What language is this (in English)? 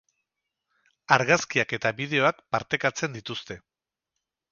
Basque